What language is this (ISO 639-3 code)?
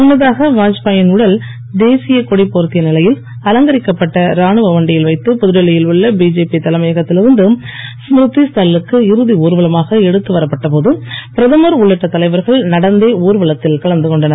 tam